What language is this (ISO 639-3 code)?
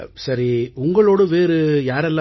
tam